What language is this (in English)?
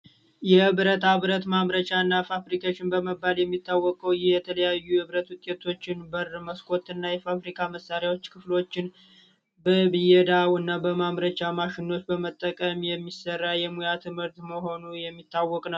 Amharic